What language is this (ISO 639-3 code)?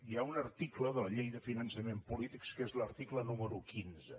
cat